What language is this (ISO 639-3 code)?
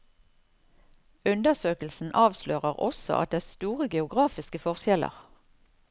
nor